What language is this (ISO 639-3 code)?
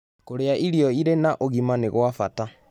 kik